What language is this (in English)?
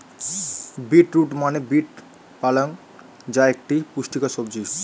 Bangla